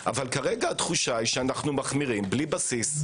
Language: Hebrew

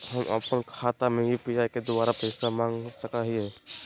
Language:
Magahi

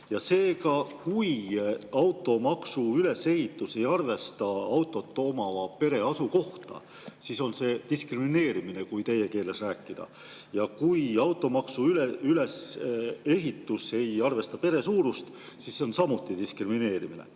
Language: Estonian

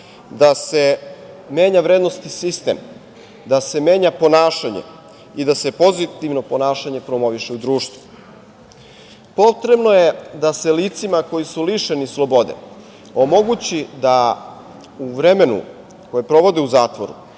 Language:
Serbian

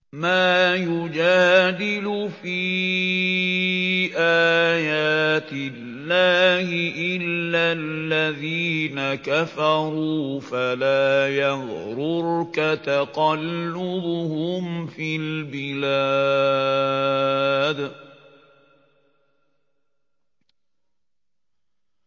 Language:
Arabic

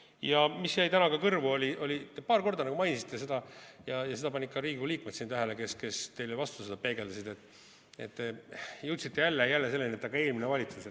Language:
Estonian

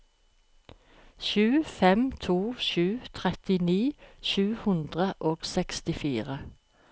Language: Norwegian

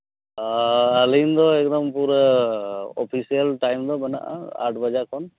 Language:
Santali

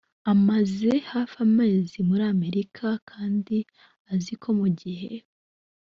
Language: Kinyarwanda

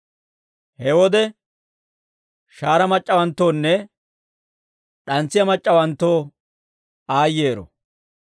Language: Dawro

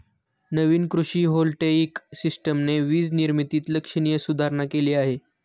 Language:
Marathi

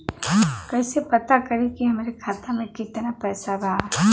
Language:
Bhojpuri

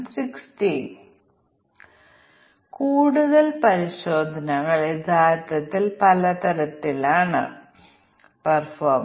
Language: Malayalam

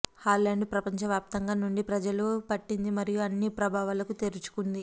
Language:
Telugu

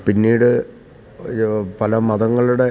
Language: Malayalam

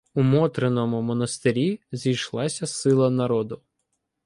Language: Ukrainian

